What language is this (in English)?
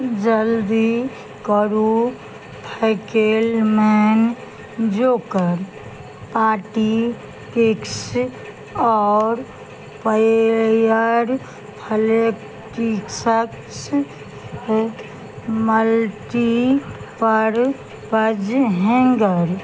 Maithili